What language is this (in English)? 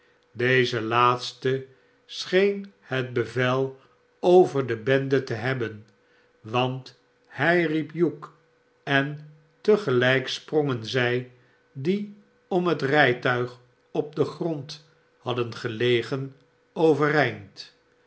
Dutch